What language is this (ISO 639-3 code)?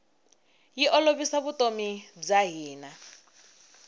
tso